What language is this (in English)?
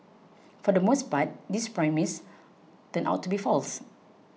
English